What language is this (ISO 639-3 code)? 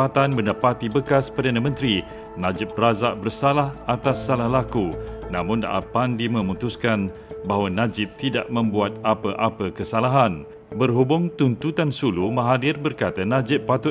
msa